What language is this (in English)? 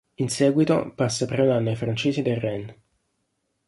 Italian